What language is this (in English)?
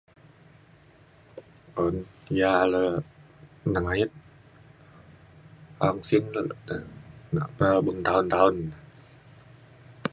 Mainstream Kenyah